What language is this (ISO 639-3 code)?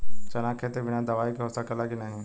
bho